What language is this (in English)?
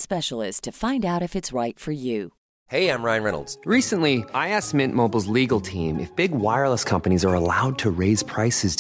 Filipino